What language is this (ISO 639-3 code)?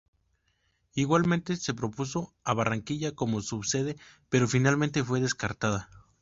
spa